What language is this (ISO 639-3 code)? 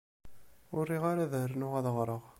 kab